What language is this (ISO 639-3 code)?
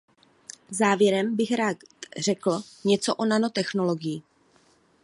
ces